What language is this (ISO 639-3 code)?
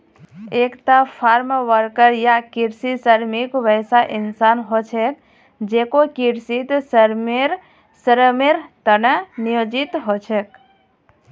mag